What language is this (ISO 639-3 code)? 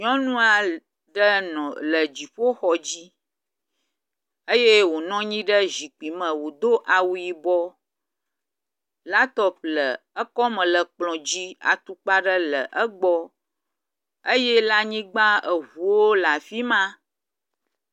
ewe